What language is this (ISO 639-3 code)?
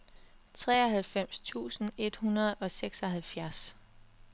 dan